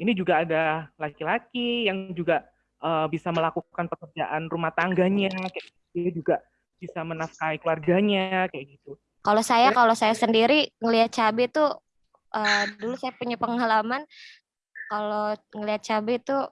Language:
Indonesian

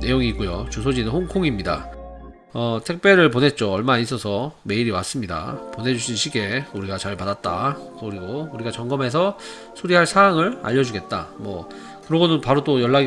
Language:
Korean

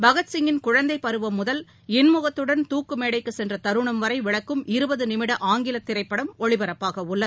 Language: Tamil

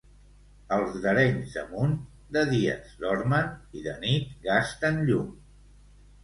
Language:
Catalan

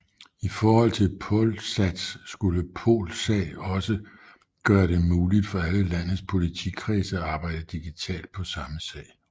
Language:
Danish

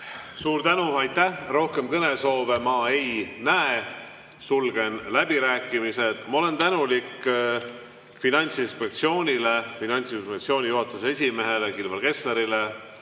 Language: Estonian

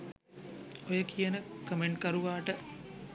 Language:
Sinhala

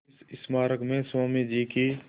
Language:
Hindi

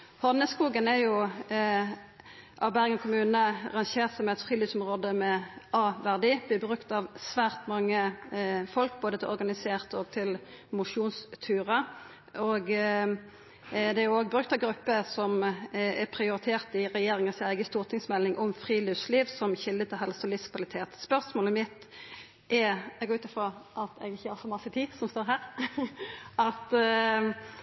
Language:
Norwegian Nynorsk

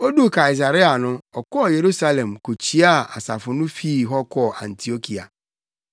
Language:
Akan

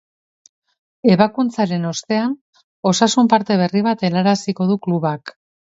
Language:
Basque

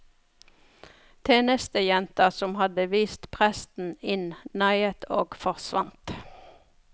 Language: Norwegian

